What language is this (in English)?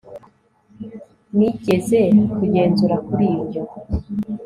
Kinyarwanda